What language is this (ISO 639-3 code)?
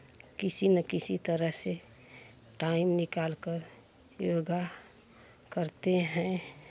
hin